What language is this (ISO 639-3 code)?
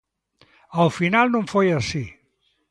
glg